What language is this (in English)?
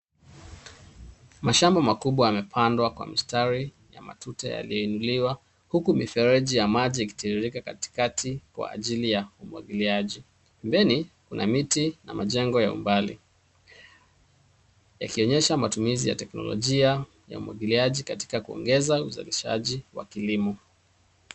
Swahili